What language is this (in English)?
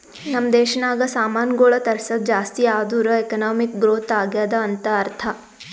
Kannada